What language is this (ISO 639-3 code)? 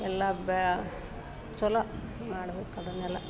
kan